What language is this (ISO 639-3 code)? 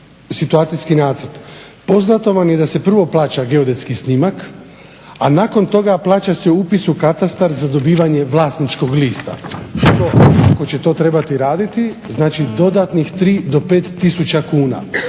hrv